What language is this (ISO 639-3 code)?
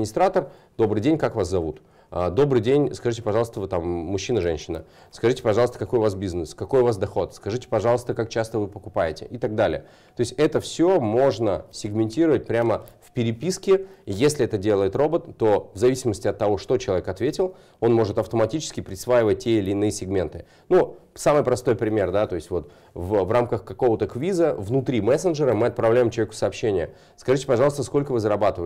rus